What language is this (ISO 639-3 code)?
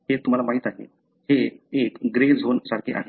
mar